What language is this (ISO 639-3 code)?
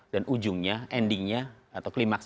ind